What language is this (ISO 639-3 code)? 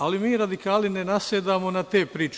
srp